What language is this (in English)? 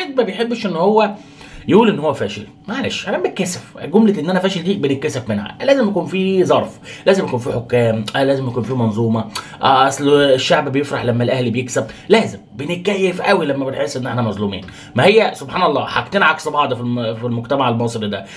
Arabic